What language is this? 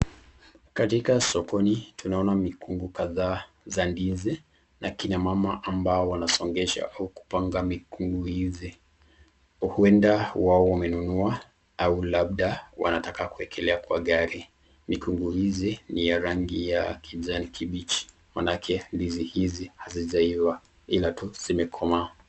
Swahili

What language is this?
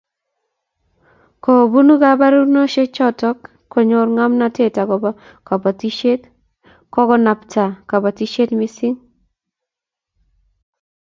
Kalenjin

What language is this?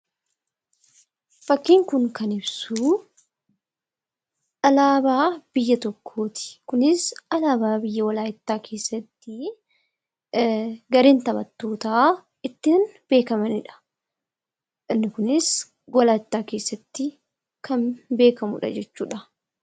Oromo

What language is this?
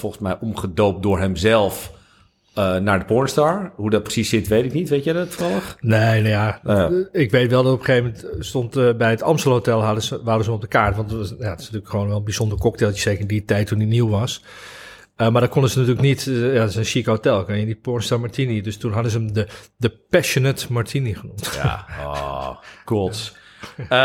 Dutch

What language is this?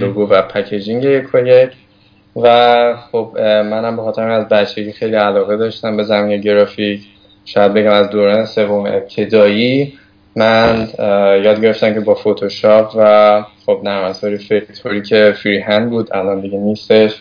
Persian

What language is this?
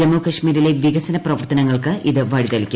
Malayalam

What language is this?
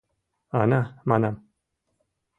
Mari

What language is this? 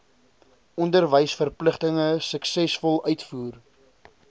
Afrikaans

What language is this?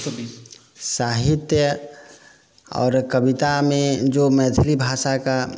Maithili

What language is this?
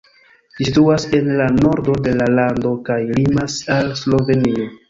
Esperanto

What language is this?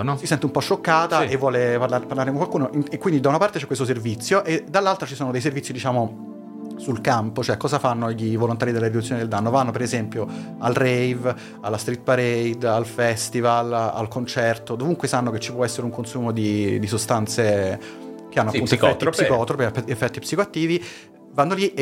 Italian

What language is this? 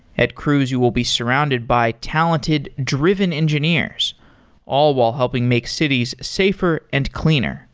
English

